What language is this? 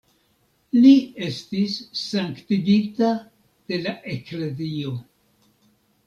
Esperanto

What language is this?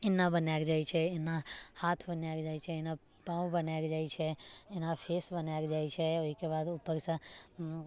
Maithili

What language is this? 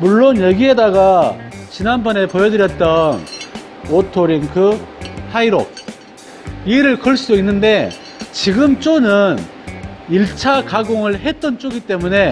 Korean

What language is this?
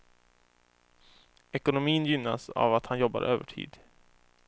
Swedish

